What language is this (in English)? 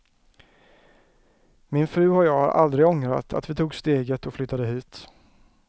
Swedish